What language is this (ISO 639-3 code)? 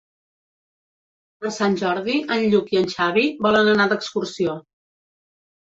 cat